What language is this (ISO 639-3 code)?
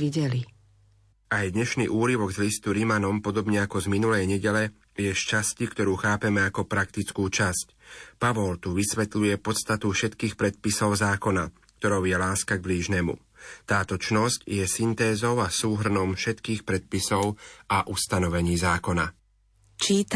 slk